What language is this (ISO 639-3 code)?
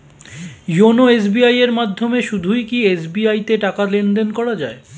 ben